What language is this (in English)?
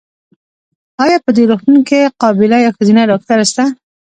Pashto